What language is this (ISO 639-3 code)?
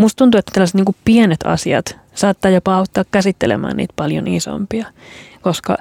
fin